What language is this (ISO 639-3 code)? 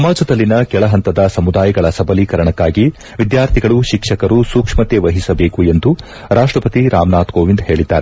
kan